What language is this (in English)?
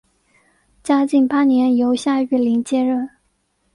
Chinese